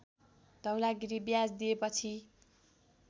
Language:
Nepali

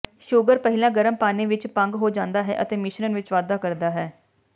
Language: Punjabi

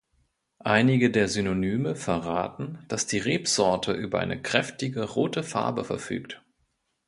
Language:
German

